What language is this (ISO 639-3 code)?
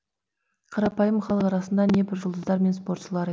kaz